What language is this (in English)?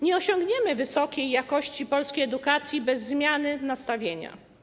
Polish